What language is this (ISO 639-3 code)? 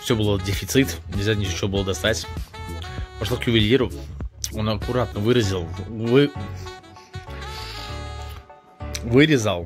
rus